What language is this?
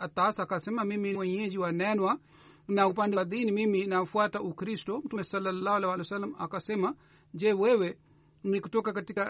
Swahili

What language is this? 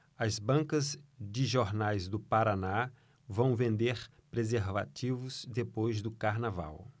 Portuguese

